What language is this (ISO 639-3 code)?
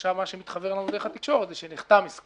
heb